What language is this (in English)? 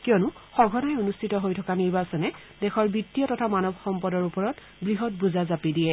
Assamese